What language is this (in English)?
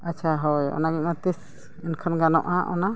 Santali